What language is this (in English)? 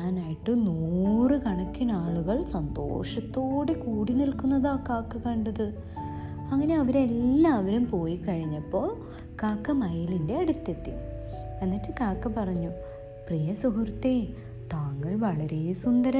Malayalam